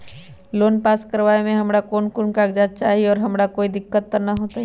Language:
Magahi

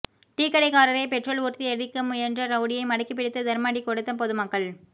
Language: Tamil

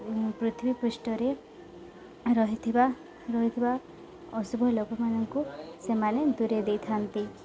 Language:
Odia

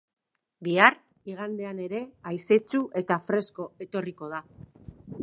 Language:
Basque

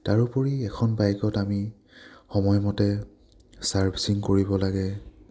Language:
Assamese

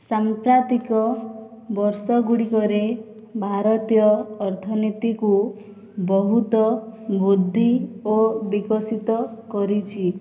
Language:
Odia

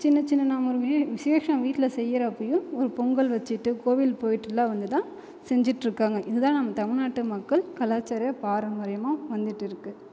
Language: Tamil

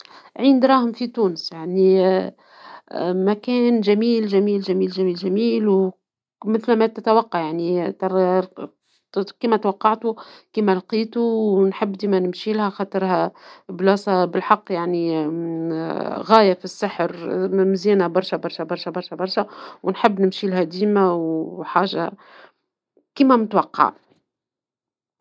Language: Tunisian Arabic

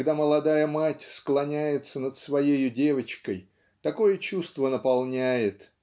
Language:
Russian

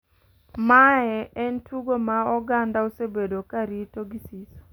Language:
Luo (Kenya and Tanzania)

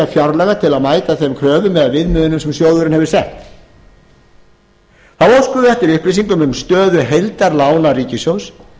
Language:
Icelandic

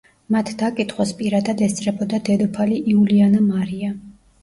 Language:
Georgian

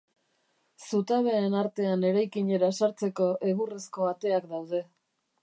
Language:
Basque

